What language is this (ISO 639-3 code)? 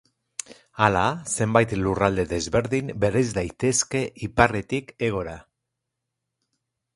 eus